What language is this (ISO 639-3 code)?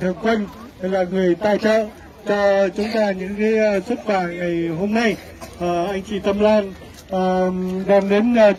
vie